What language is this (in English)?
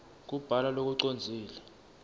Swati